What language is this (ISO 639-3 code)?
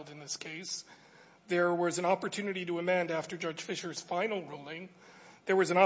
eng